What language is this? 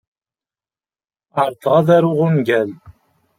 Kabyle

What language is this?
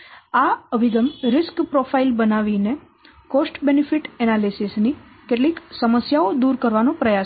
Gujarati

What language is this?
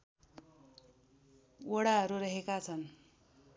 Nepali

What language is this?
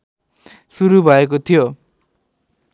Nepali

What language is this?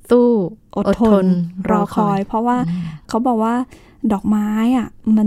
Thai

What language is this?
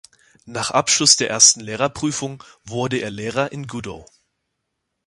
German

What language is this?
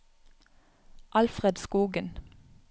Norwegian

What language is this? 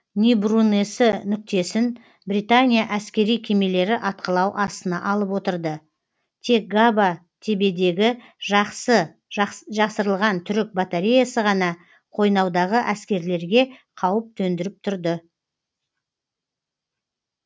Kazakh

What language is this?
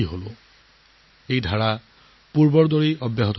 Assamese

